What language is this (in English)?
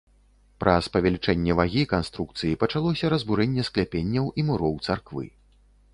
Belarusian